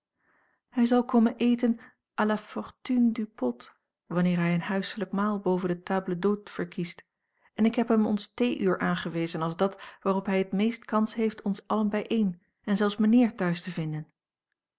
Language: Dutch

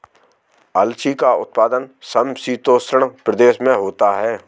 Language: Hindi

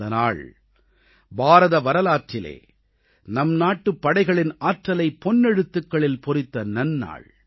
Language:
Tamil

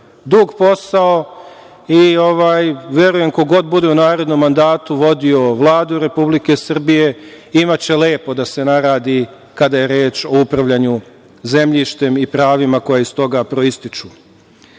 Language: Serbian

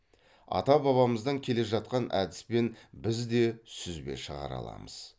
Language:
Kazakh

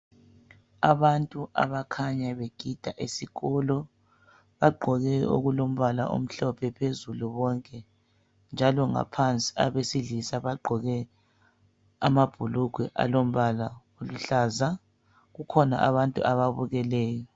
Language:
North Ndebele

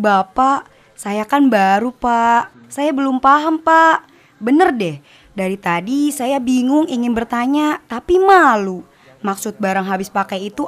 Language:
Indonesian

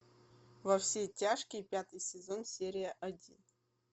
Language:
Russian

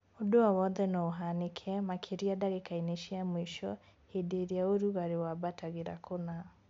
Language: Kikuyu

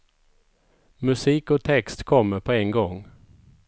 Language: Swedish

